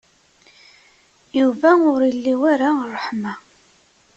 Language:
Kabyle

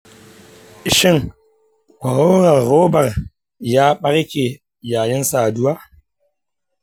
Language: Hausa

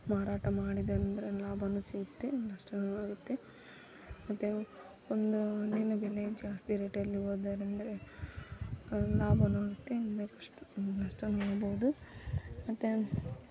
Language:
Kannada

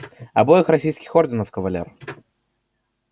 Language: Russian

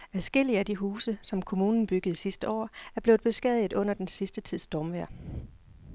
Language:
Danish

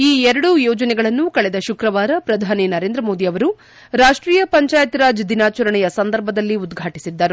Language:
Kannada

